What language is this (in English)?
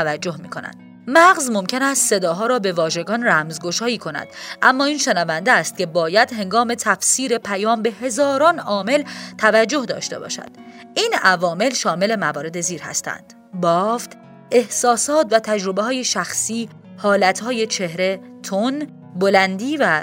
Persian